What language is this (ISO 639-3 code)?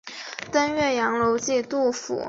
zho